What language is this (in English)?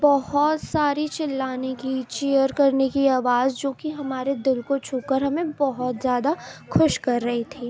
Urdu